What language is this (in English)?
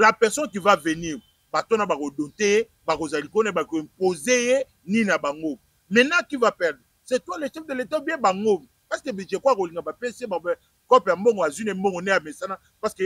French